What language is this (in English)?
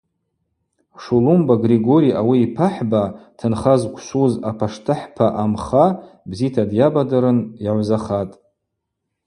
Abaza